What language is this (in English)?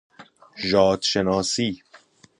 Persian